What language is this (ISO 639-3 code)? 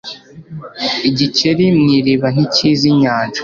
kin